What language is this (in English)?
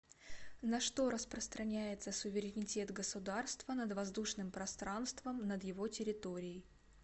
Russian